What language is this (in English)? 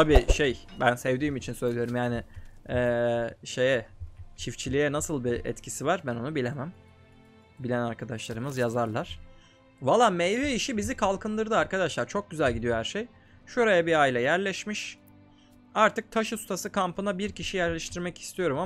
Turkish